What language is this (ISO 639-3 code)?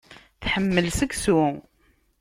kab